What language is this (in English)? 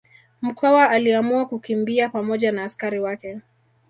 Swahili